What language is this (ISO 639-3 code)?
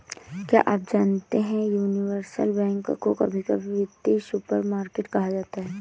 hin